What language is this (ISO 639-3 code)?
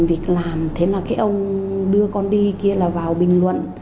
vie